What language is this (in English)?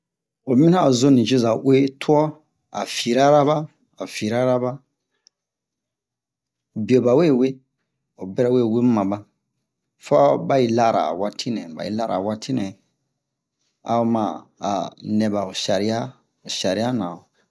Bomu